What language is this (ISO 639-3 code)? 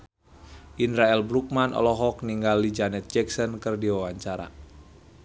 sun